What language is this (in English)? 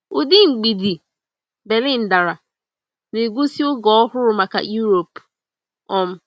Igbo